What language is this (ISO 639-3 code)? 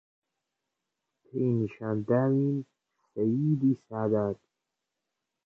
ckb